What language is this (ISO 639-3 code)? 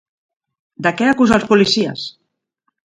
cat